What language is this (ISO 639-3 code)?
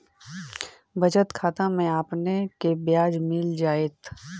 mag